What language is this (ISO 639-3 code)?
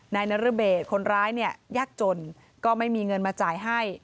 tha